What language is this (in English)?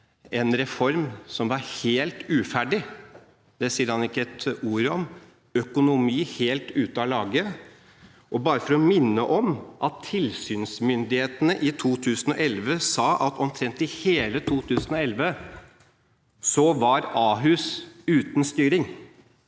Norwegian